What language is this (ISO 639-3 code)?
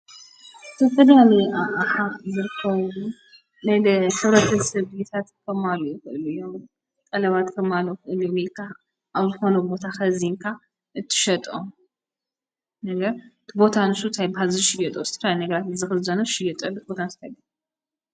tir